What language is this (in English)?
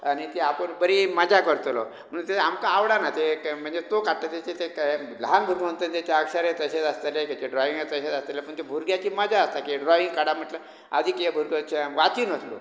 Konkani